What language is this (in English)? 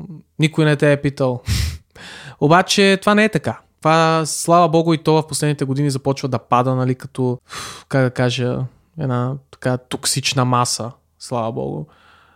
Bulgarian